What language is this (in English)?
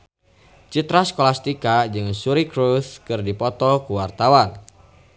Sundanese